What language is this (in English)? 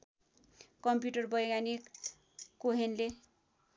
Nepali